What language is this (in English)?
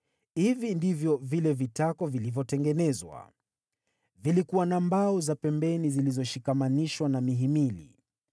Swahili